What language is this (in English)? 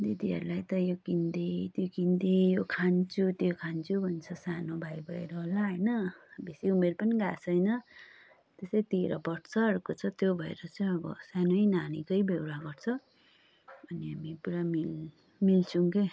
Nepali